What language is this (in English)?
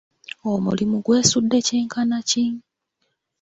Ganda